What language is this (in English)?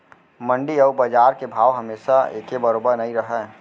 Chhattisgarhi